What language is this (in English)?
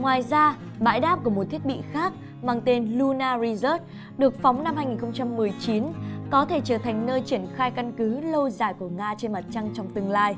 Vietnamese